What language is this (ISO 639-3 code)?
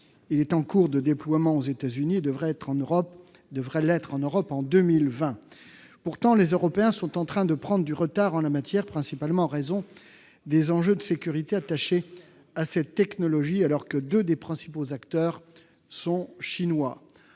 fra